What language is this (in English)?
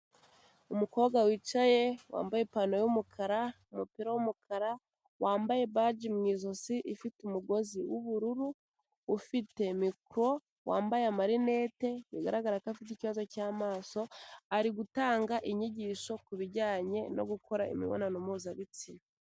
Kinyarwanda